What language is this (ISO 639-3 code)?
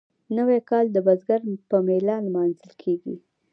pus